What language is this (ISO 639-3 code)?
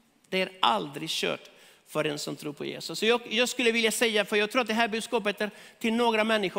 swe